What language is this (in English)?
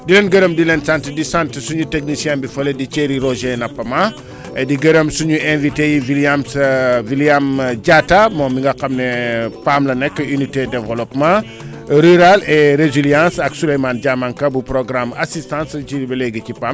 Wolof